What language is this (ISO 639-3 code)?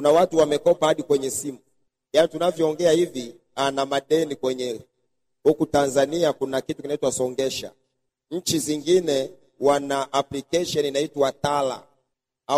swa